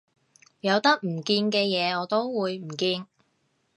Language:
Cantonese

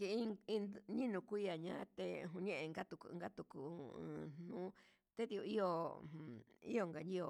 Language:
Huitepec Mixtec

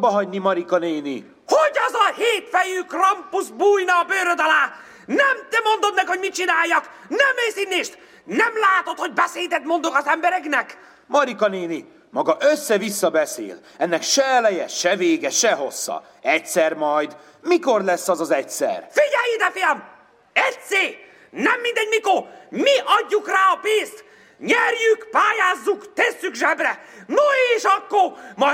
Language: Hungarian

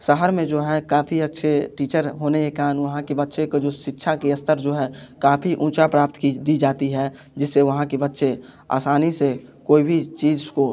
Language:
Hindi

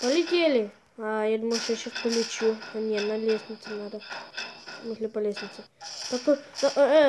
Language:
Russian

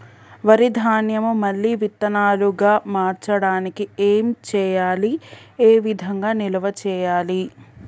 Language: Telugu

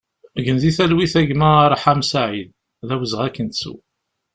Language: Kabyle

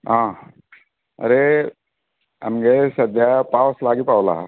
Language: Konkani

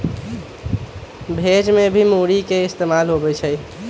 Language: Magahi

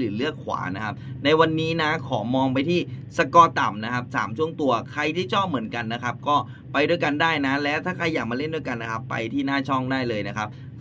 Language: Thai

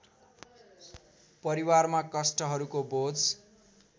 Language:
Nepali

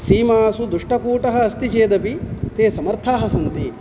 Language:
Sanskrit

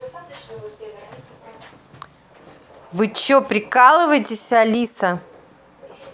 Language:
Russian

